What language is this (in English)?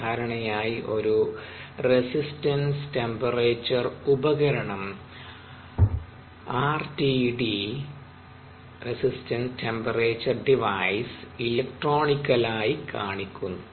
Malayalam